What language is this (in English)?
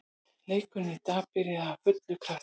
Icelandic